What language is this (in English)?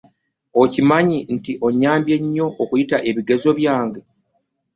Ganda